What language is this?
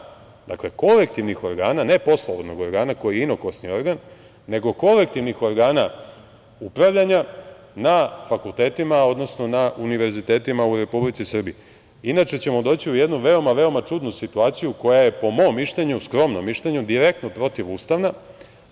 Serbian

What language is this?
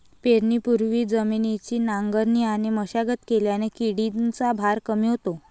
Marathi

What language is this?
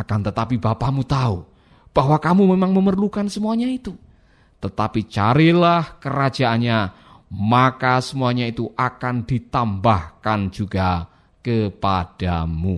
Indonesian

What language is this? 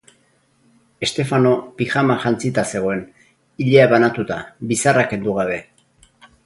Basque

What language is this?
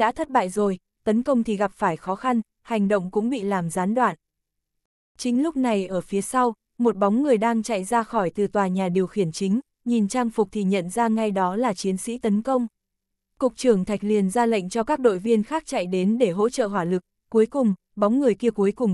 Vietnamese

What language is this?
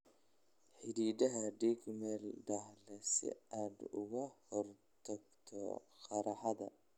Somali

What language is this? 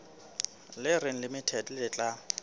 Southern Sotho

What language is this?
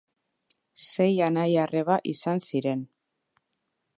Basque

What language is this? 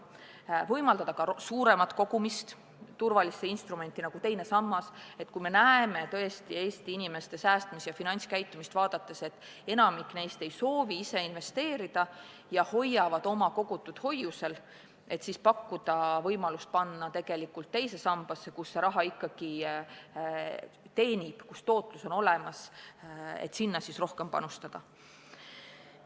Estonian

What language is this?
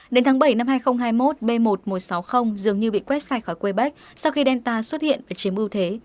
Vietnamese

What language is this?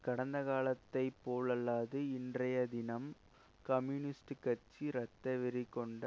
Tamil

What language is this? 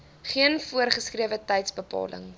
Afrikaans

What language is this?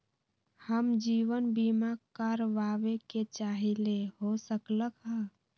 Magahi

